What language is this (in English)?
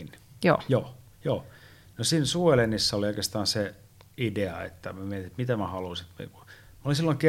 Finnish